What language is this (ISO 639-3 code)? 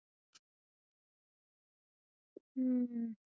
pan